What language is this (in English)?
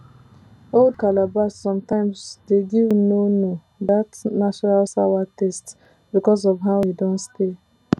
Nigerian Pidgin